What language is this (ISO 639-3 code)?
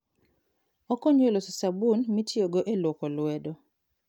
luo